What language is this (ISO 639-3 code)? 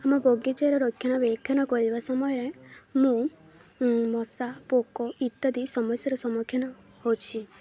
ori